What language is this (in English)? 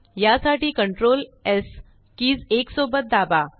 Marathi